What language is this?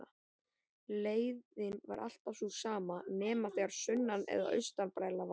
Icelandic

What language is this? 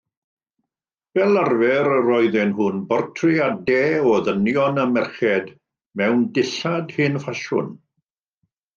Welsh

